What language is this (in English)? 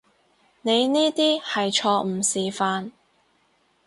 Cantonese